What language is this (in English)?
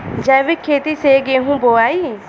Bhojpuri